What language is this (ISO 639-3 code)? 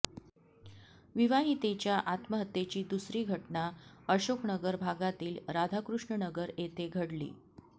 mar